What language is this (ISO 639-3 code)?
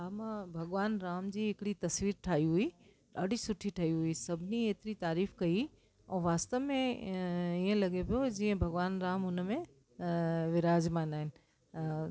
snd